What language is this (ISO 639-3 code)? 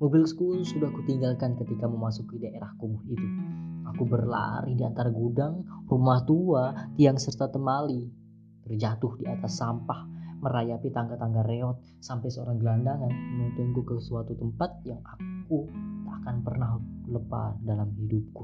ind